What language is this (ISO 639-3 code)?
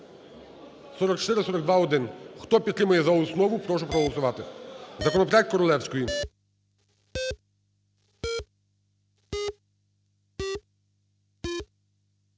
ukr